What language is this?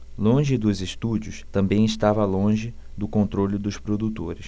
Portuguese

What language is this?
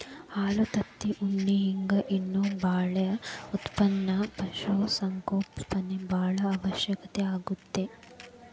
Kannada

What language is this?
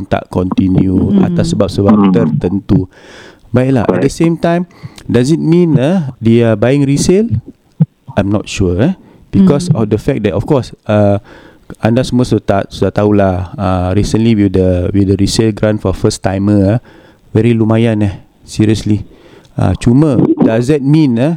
Malay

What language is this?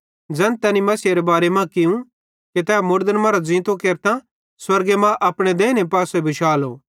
Bhadrawahi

